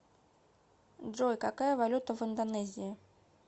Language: Russian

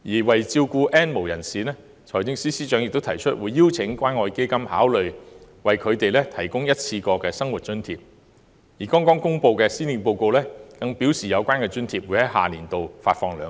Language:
Cantonese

